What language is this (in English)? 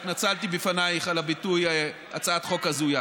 Hebrew